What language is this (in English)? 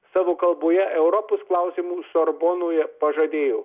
Lithuanian